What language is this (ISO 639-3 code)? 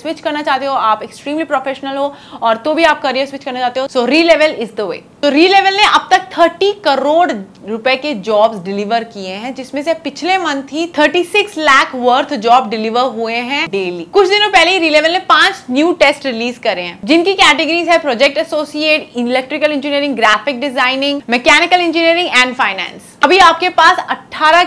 hin